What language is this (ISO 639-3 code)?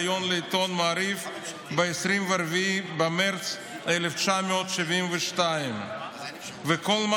heb